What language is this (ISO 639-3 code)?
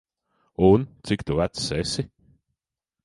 lav